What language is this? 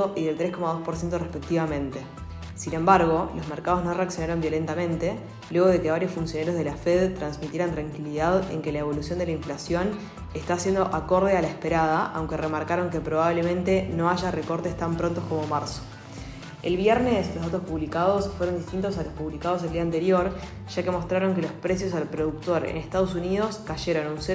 Spanish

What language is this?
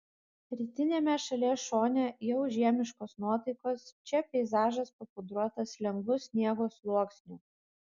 Lithuanian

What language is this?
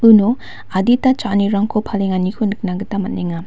Garo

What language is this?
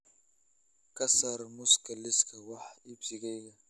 Somali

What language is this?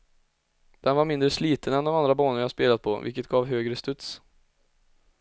Swedish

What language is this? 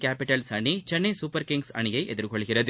Tamil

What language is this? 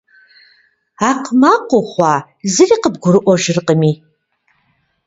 Kabardian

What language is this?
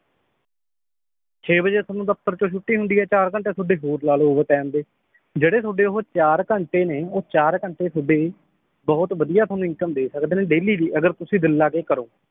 Punjabi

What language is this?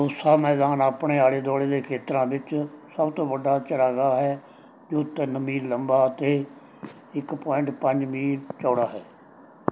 Punjabi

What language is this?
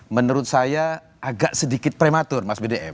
Indonesian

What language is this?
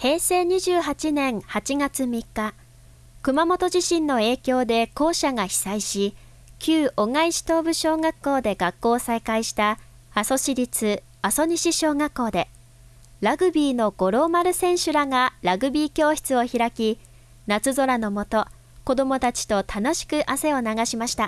Japanese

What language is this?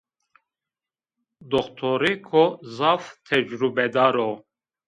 Zaza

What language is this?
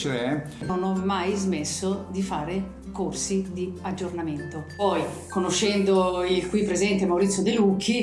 Italian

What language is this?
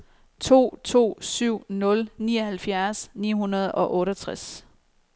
Danish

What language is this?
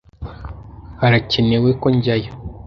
Kinyarwanda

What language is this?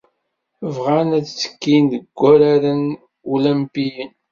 Kabyle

